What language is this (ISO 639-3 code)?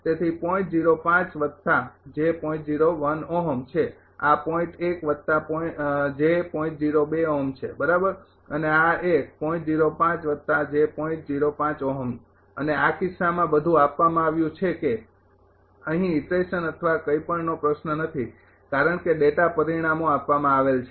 guj